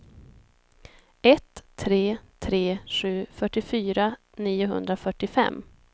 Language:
Swedish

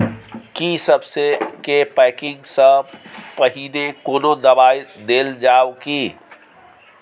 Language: Maithili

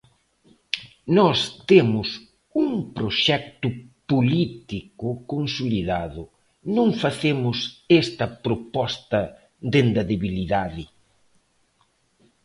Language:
Galician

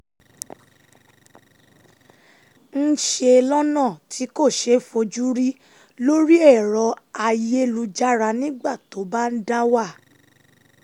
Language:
Yoruba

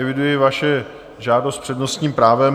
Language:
Czech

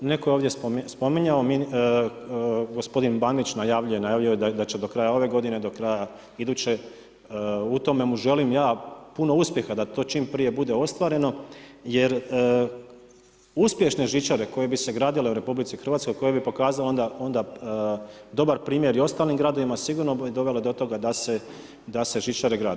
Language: Croatian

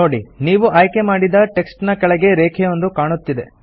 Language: Kannada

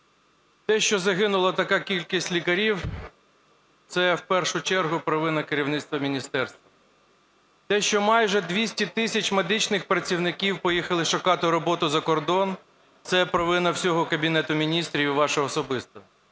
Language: Ukrainian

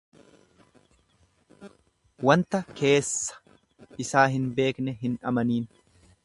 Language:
Oromo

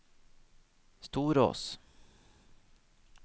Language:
Norwegian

